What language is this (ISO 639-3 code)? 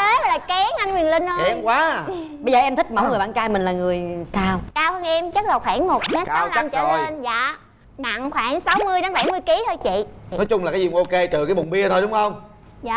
vie